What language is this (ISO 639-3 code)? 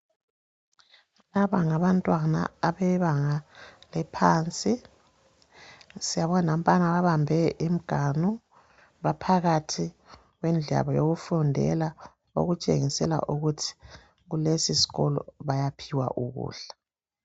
nde